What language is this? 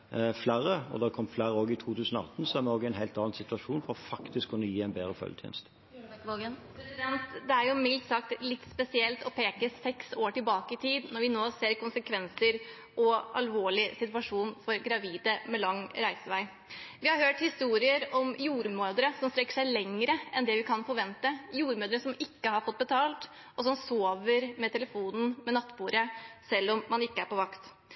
Norwegian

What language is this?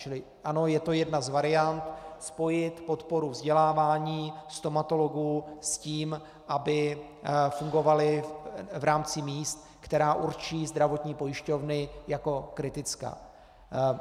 Czech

